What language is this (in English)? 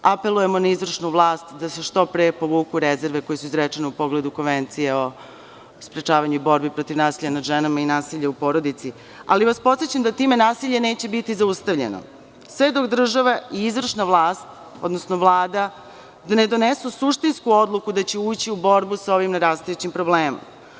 Serbian